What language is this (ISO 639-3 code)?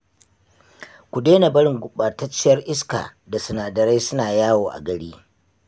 hau